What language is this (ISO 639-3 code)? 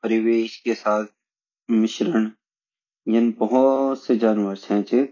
gbm